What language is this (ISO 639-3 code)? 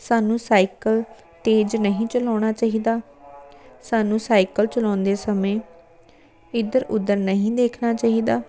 pan